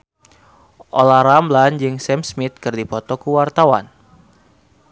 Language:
Sundanese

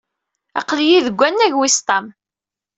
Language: Kabyle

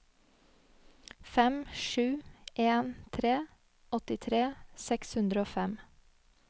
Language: Norwegian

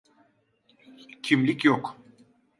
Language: Turkish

